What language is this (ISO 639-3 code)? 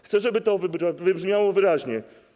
pol